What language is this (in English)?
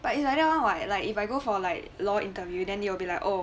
English